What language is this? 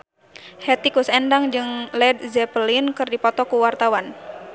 Sundanese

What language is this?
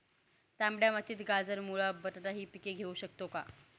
Marathi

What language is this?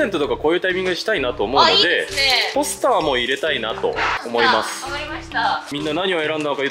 Japanese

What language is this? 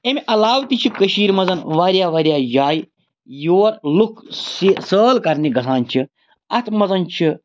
Kashmiri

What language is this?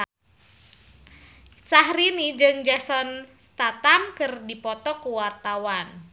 Sundanese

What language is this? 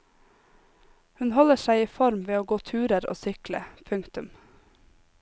Norwegian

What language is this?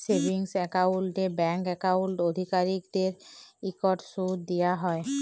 Bangla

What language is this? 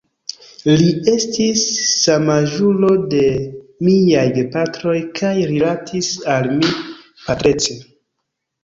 Esperanto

